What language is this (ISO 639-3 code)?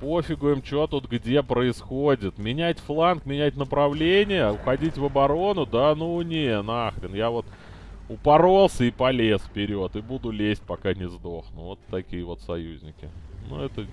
rus